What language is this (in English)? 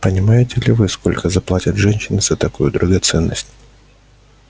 Russian